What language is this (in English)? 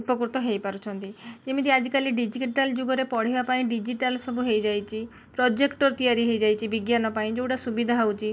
Odia